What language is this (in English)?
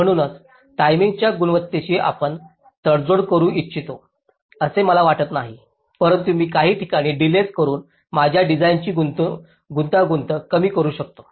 Marathi